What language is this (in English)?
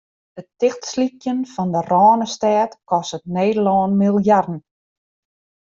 Western Frisian